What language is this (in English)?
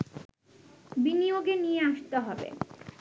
Bangla